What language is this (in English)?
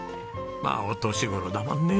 Japanese